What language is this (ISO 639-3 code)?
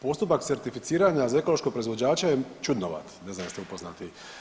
hrv